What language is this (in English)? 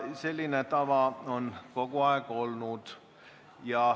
Estonian